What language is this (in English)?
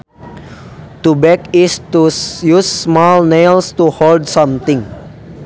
Sundanese